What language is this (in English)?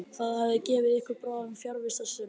Icelandic